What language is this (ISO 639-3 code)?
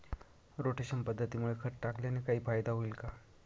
mar